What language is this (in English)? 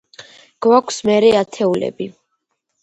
Georgian